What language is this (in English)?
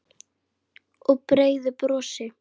Icelandic